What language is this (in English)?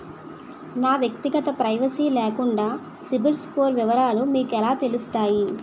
Telugu